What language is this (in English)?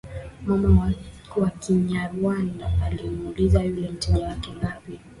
Swahili